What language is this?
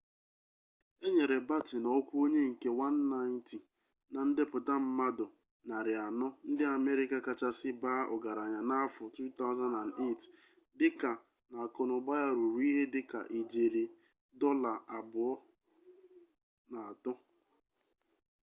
Igbo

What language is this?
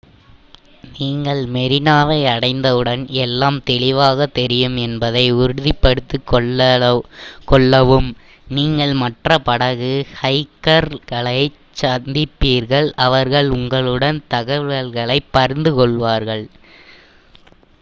Tamil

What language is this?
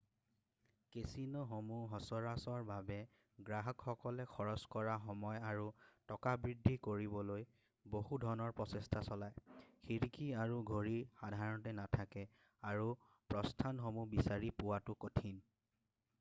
Assamese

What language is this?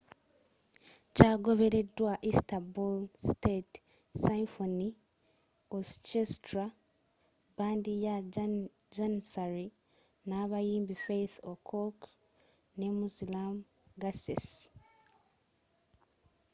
Ganda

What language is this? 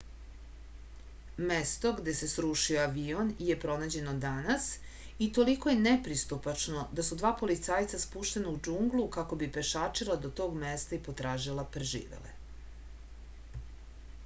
Serbian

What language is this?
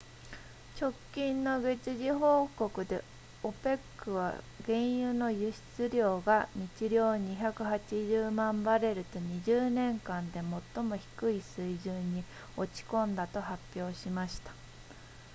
Japanese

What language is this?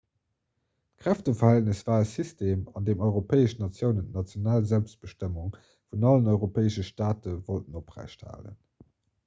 Luxembourgish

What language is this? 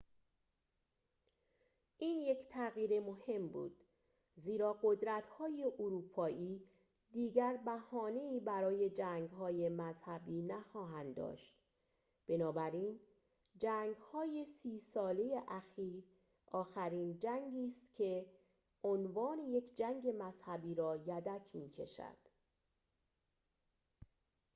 Persian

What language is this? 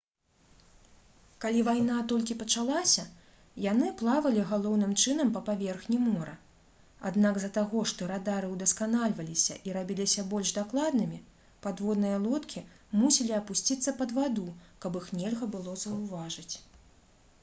Belarusian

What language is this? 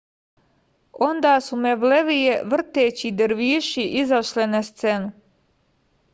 Serbian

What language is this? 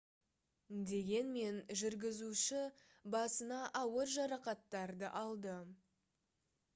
Kazakh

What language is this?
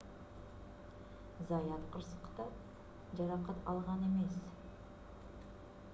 Kyrgyz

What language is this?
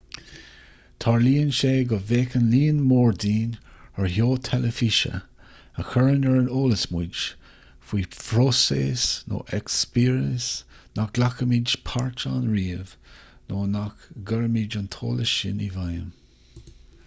Irish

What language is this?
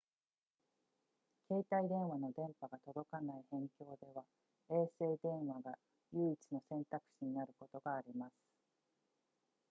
Japanese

